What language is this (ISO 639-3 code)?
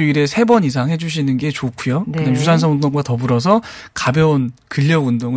kor